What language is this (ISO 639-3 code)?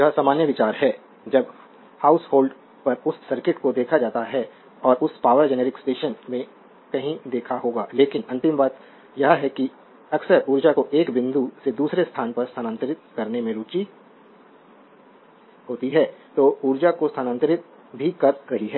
hin